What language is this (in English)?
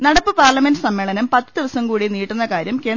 Malayalam